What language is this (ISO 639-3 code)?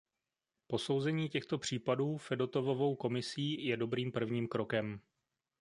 ces